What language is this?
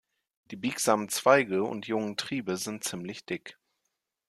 German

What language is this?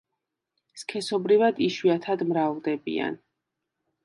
Georgian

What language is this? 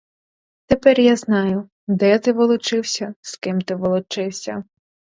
Ukrainian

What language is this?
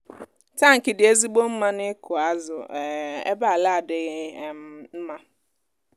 Igbo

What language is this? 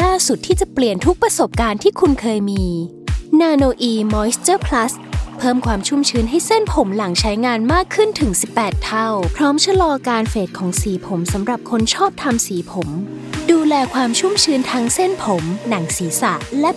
Thai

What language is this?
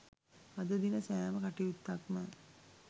Sinhala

